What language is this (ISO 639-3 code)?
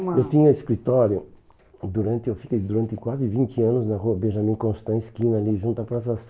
por